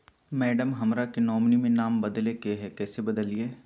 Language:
Magahi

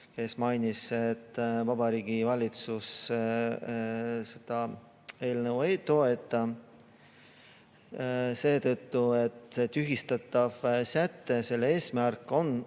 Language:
Estonian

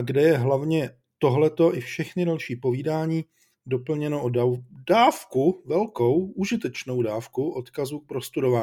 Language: Czech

